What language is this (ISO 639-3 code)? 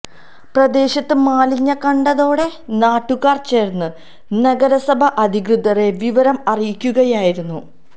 mal